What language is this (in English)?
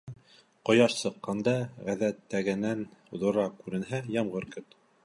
Bashkir